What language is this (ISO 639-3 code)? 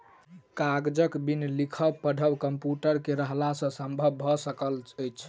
mai